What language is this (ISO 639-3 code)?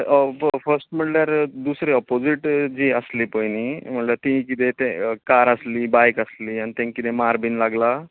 kok